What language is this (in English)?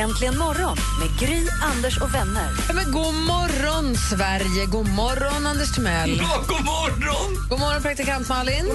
Swedish